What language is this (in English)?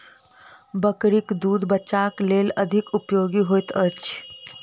Maithili